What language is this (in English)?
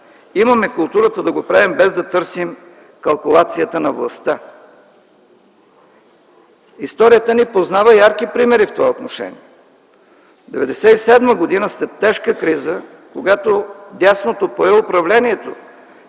Bulgarian